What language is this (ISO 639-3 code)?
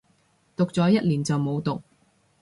yue